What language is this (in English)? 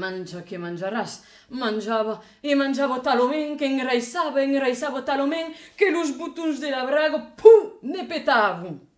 Italian